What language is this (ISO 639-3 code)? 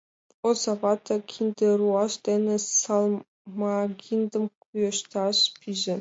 chm